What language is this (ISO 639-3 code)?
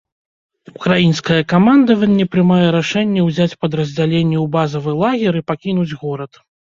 bel